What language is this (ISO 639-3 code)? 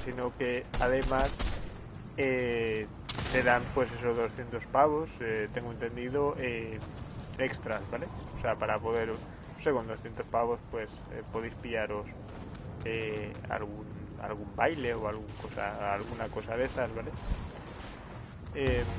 spa